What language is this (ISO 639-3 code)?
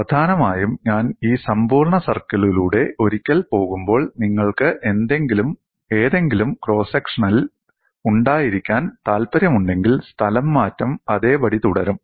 mal